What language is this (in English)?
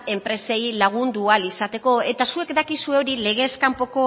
Basque